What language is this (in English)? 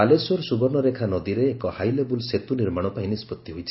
Odia